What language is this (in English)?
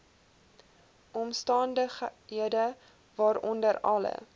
Afrikaans